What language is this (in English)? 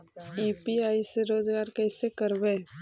Magahi